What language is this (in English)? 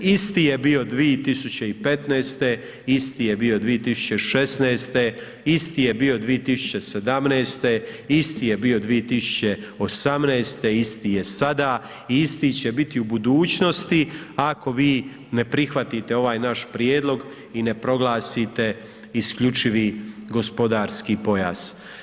Croatian